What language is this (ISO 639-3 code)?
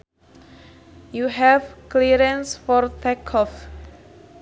sun